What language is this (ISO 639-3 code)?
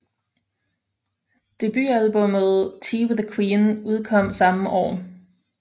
dan